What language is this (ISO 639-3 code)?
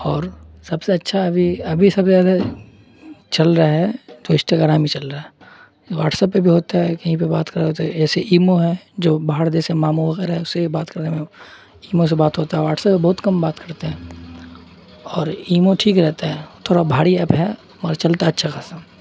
urd